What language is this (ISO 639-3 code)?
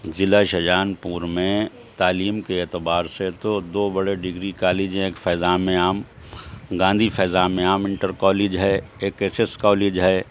urd